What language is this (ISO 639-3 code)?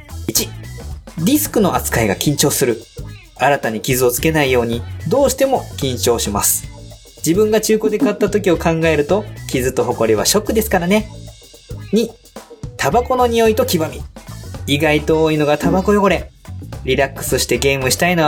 jpn